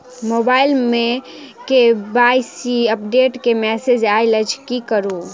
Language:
Maithili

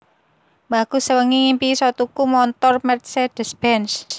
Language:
Javanese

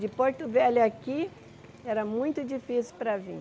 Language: Portuguese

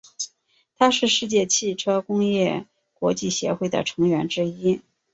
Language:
Chinese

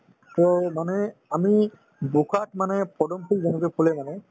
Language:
Assamese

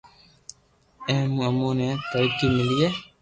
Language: Loarki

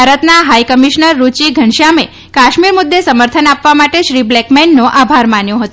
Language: Gujarati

